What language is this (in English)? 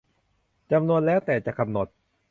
Thai